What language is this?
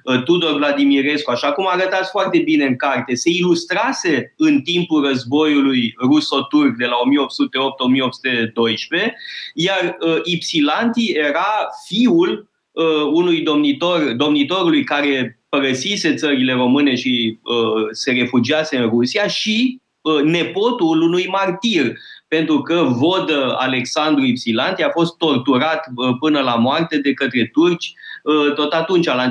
Romanian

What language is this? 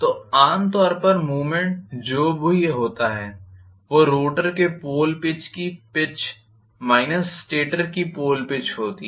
Hindi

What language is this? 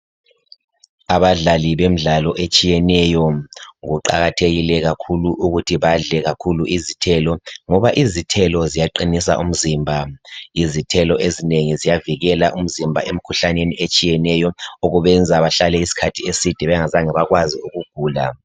North Ndebele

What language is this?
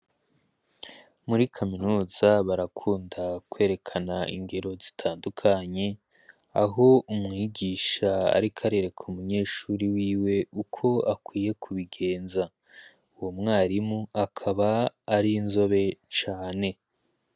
Rundi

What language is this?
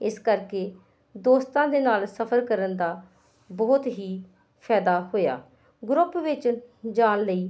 Punjabi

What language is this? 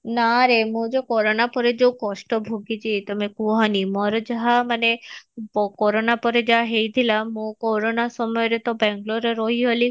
Odia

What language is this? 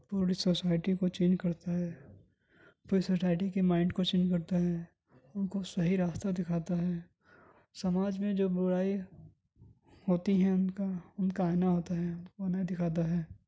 Urdu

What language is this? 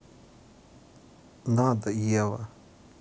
Russian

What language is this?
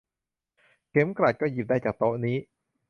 Thai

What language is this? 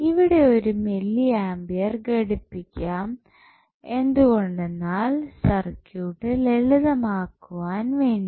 Malayalam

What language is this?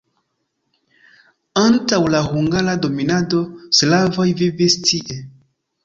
Esperanto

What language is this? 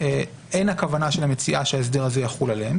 Hebrew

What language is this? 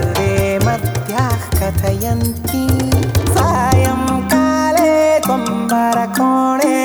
Tamil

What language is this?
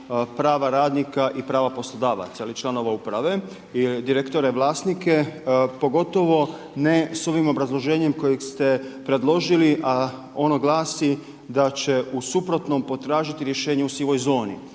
Croatian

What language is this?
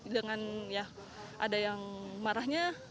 Indonesian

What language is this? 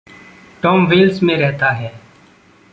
Hindi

